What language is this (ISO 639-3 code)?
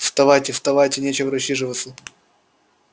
rus